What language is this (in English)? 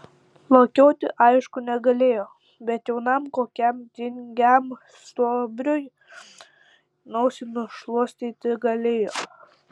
Lithuanian